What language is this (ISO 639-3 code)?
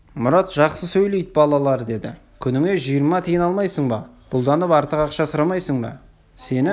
kaz